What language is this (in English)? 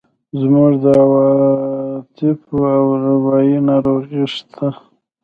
Pashto